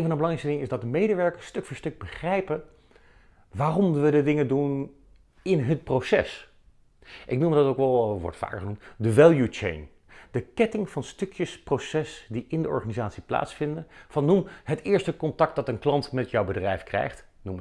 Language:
Dutch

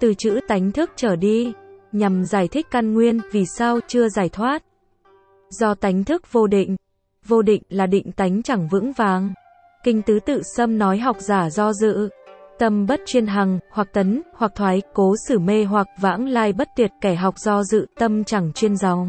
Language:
Vietnamese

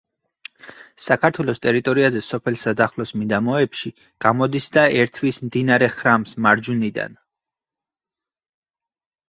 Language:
Georgian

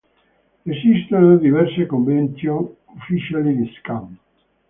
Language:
Italian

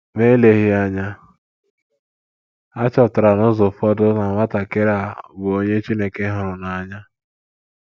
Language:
Igbo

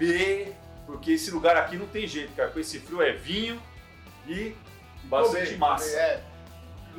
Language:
Portuguese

